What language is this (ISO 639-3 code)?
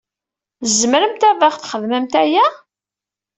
kab